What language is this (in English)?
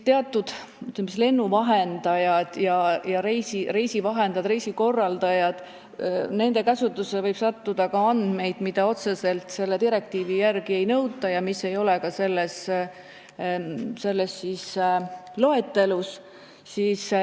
Estonian